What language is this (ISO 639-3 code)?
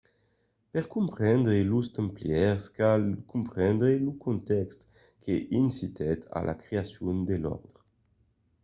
oci